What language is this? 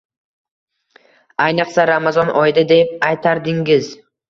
Uzbek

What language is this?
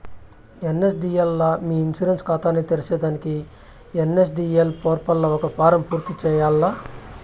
Telugu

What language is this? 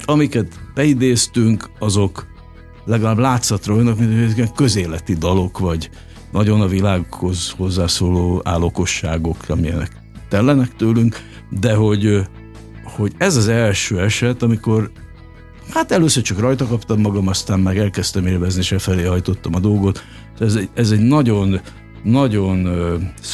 Hungarian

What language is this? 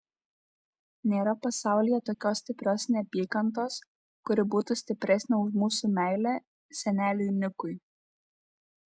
Lithuanian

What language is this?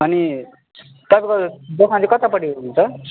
Nepali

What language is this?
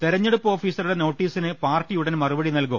Malayalam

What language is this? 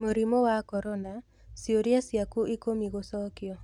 Kikuyu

